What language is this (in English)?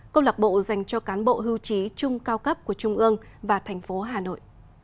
Vietnamese